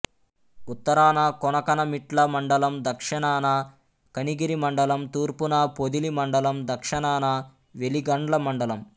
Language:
Telugu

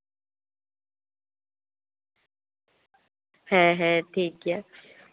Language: Santali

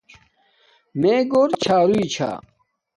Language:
Domaaki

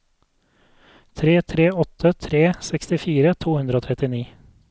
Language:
Norwegian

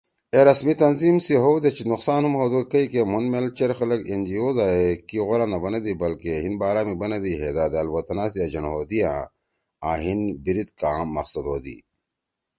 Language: Torwali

